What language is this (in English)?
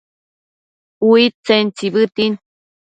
Matsés